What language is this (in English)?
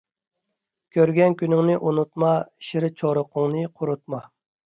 Uyghur